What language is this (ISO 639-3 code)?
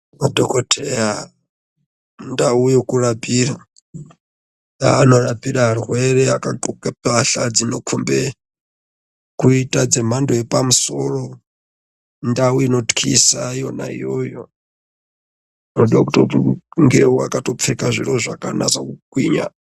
ndc